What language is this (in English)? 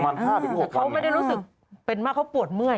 Thai